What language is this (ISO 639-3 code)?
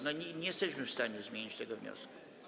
pol